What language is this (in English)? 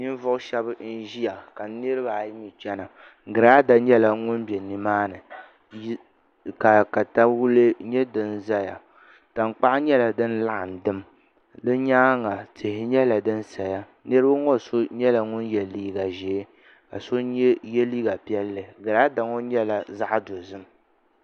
Dagbani